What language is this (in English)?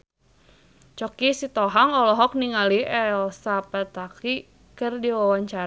Sundanese